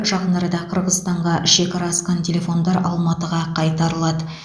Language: Kazakh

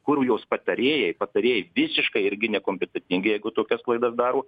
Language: Lithuanian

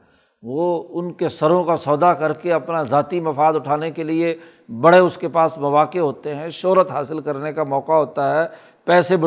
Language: Urdu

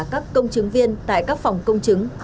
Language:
Vietnamese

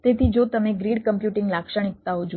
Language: Gujarati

